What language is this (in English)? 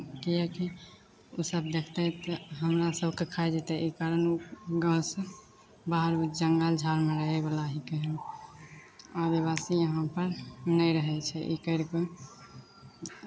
Maithili